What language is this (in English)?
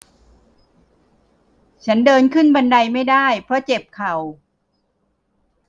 Thai